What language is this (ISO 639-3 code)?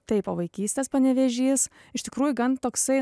lit